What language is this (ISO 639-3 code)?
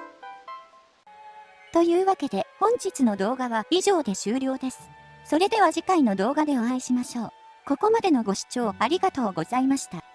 jpn